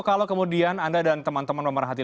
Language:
Indonesian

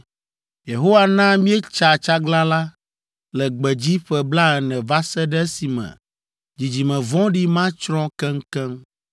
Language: Ewe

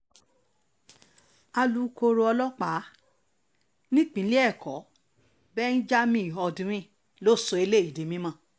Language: Yoruba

